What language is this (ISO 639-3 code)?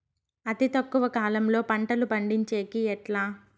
tel